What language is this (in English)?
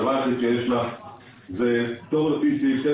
Hebrew